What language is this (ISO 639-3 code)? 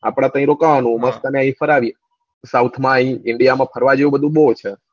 guj